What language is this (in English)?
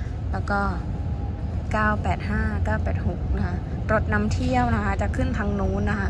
Thai